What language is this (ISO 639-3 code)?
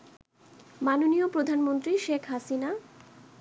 ben